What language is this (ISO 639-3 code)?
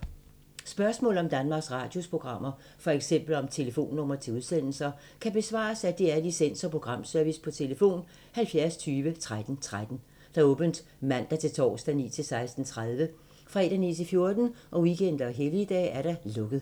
dan